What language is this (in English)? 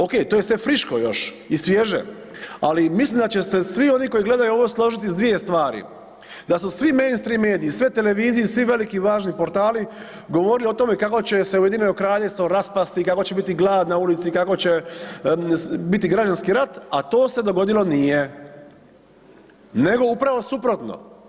Croatian